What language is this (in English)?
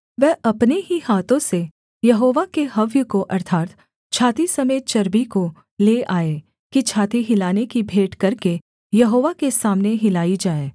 Hindi